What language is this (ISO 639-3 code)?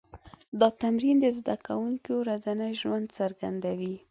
pus